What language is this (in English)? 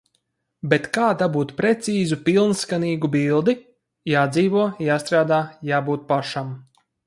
Latvian